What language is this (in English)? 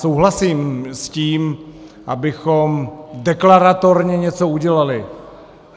Czech